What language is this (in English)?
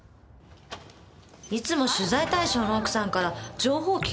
Japanese